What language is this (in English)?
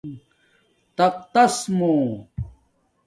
Domaaki